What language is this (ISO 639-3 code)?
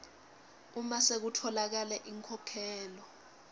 ssw